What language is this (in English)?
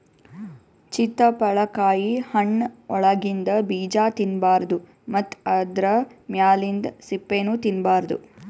Kannada